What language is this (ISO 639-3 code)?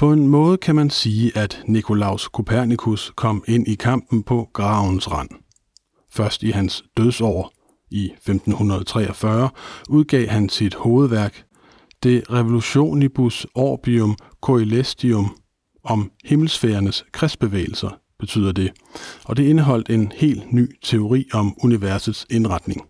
dan